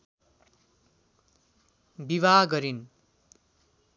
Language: Nepali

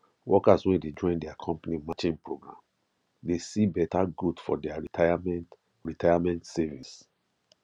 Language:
Nigerian Pidgin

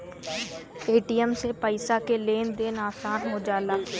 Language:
Bhojpuri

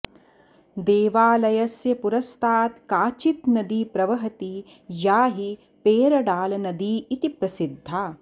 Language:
Sanskrit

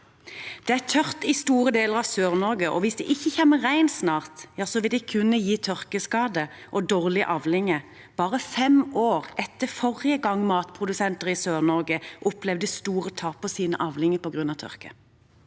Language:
Norwegian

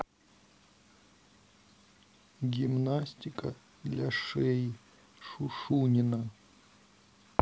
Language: Russian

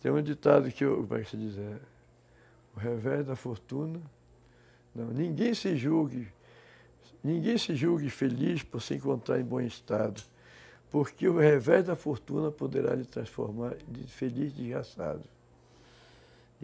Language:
Portuguese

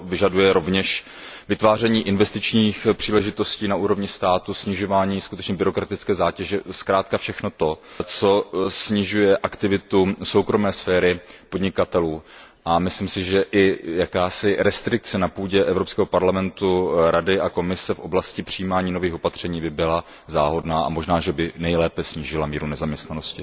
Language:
Czech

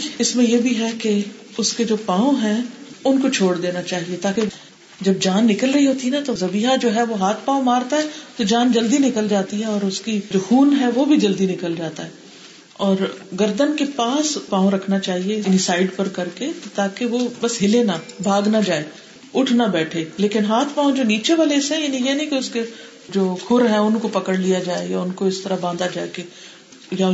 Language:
Urdu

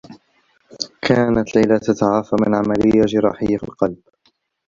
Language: Arabic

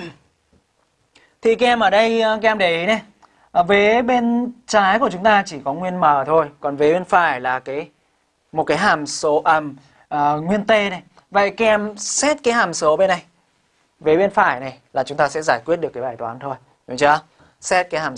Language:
Vietnamese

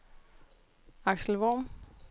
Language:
Danish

